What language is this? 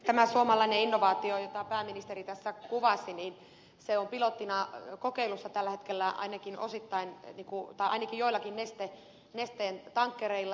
Finnish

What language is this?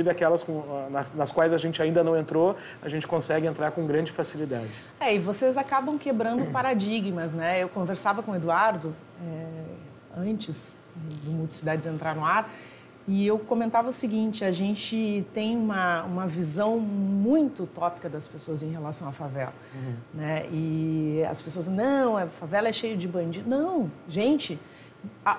Portuguese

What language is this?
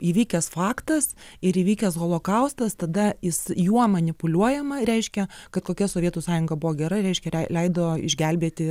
Lithuanian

